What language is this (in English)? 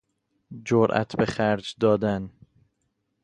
Persian